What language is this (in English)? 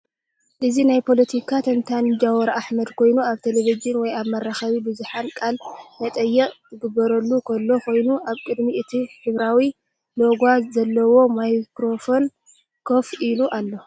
Tigrinya